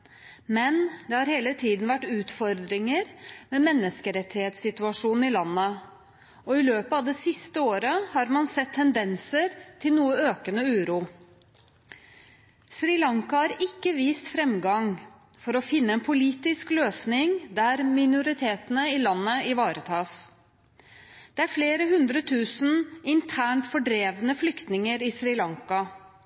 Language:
Norwegian Bokmål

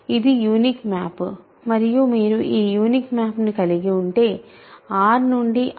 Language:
Telugu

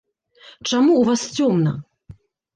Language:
Belarusian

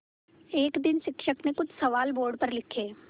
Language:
Hindi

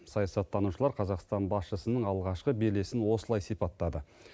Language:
Kazakh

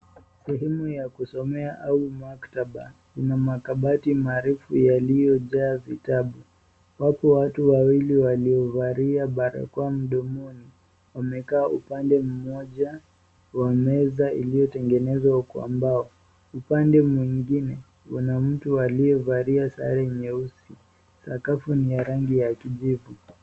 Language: Swahili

